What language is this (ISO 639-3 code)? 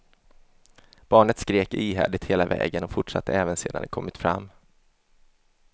swe